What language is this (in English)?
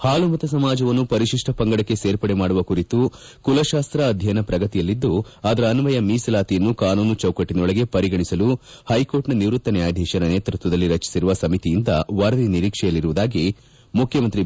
Kannada